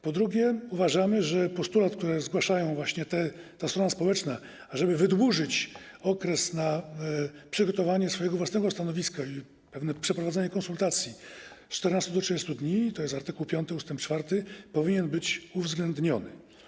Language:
Polish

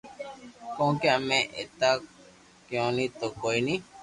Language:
Loarki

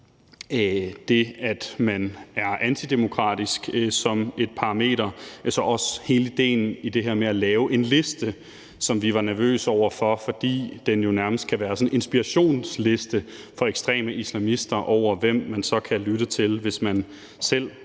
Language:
Danish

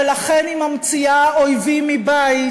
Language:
Hebrew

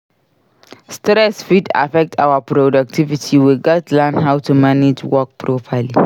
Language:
Nigerian Pidgin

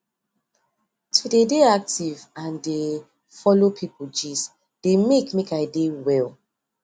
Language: Nigerian Pidgin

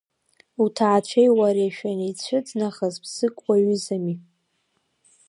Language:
Abkhazian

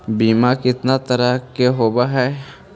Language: Magahi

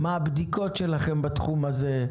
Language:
Hebrew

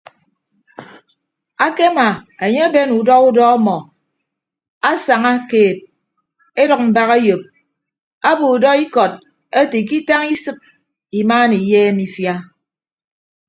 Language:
Ibibio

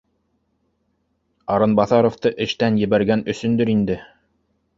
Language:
Bashkir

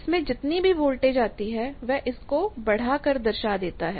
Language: Hindi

